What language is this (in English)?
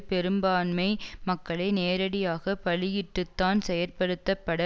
Tamil